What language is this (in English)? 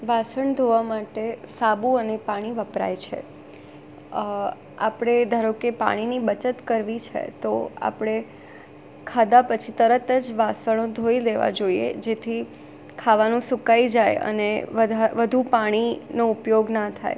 Gujarati